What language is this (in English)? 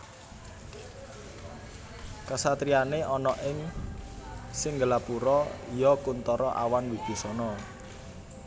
Javanese